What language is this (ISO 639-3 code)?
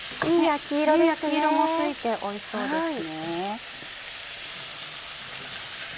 jpn